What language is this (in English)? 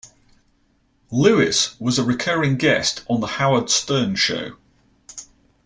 English